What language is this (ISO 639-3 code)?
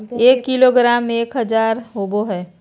mag